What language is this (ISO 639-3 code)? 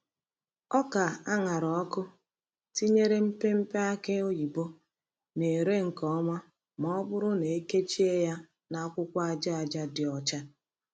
ibo